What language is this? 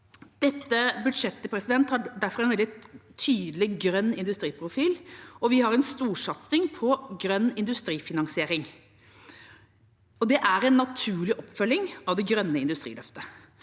Norwegian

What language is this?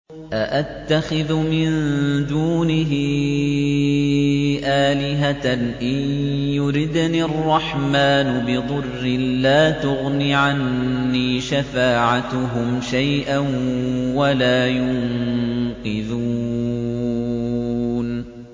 Arabic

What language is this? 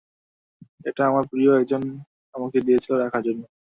Bangla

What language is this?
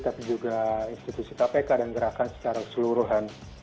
Indonesian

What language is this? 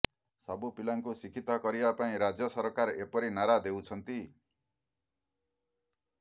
Odia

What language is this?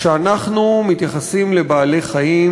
Hebrew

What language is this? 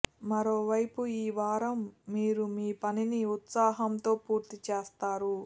Telugu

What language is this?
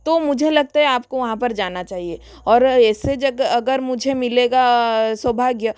Hindi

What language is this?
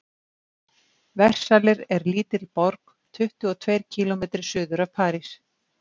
Icelandic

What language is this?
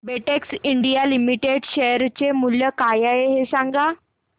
Marathi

